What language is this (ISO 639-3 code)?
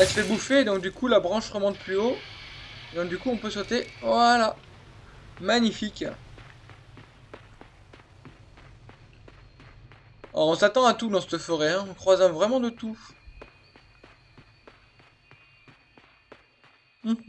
fra